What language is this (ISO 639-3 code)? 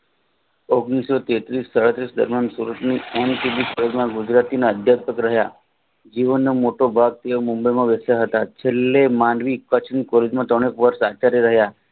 guj